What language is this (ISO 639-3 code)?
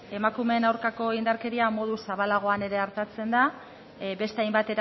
eus